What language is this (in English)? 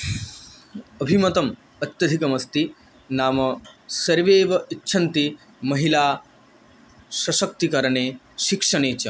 Sanskrit